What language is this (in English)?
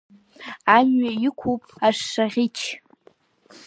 Abkhazian